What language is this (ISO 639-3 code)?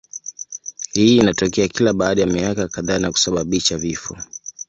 swa